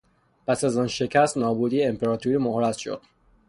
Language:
Persian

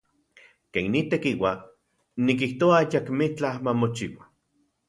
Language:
Central Puebla Nahuatl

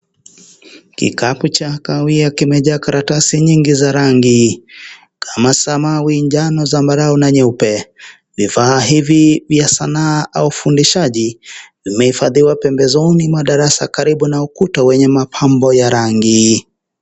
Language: Swahili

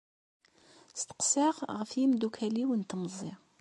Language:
Kabyle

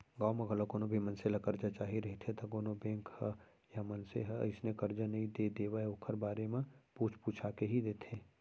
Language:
Chhattisgarhi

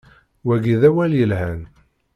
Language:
Kabyle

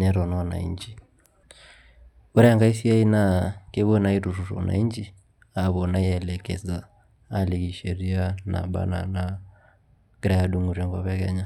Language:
Masai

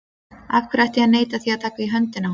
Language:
Icelandic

